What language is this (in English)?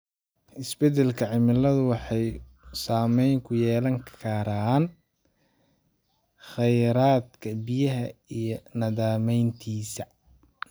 Somali